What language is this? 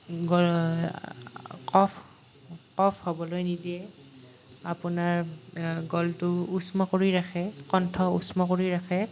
Assamese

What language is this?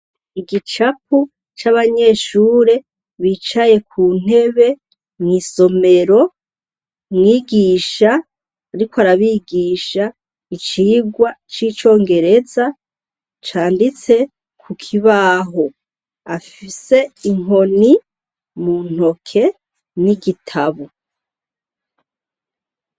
Rundi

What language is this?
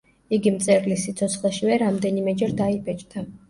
Georgian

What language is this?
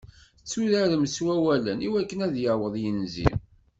Kabyle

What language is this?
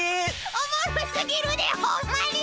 Japanese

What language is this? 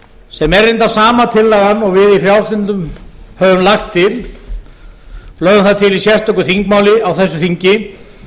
Icelandic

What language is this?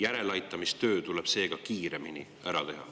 Estonian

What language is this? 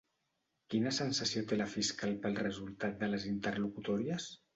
Catalan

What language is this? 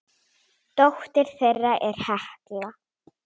Icelandic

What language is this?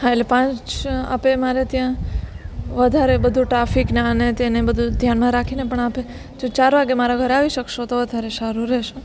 Gujarati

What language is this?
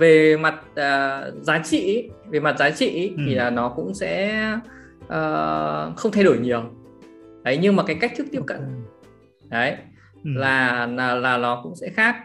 Vietnamese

